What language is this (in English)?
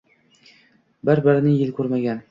Uzbek